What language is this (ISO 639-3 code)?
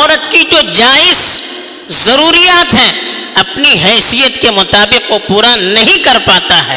urd